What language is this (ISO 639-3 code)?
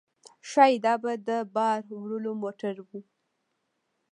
pus